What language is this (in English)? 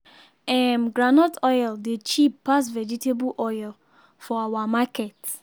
Nigerian Pidgin